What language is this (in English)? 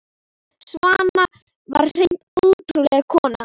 Icelandic